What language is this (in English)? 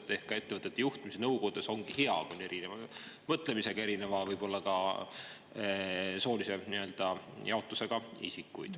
Estonian